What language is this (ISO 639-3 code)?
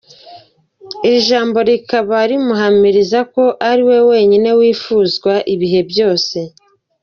kin